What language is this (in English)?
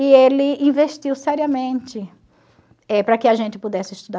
Portuguese